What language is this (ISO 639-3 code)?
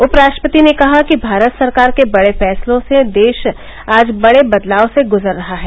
hin